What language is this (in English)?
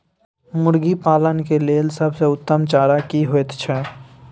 Maithili